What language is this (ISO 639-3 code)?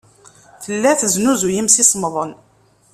kab